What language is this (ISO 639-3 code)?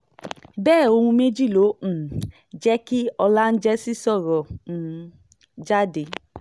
yor